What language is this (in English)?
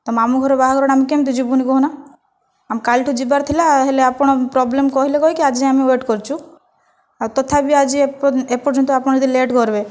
Odia